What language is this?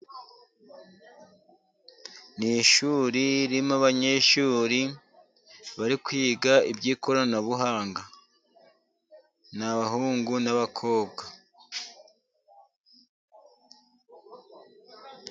Kinyarwanda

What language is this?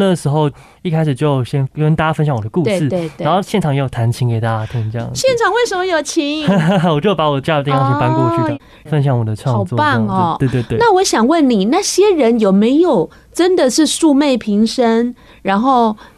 Chinese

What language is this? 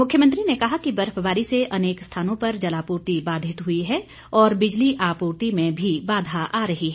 Hindi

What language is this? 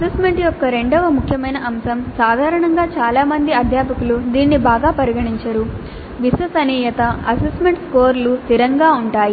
Telugu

